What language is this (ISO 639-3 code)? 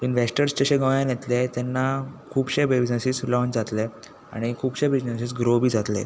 kok